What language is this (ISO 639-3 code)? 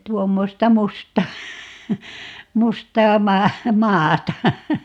fin